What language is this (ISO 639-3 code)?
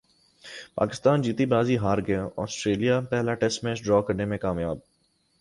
urd